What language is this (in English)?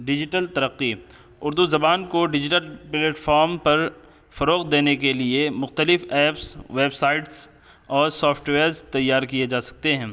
Urdu